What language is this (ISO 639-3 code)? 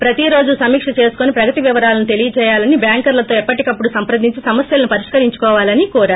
tel